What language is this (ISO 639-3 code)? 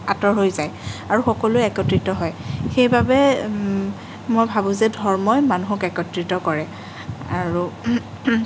asm